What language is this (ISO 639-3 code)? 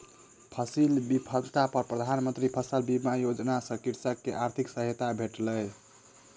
mai